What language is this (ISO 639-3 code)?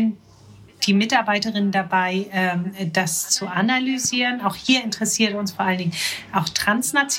deu